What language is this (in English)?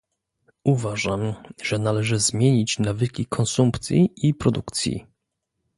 Polish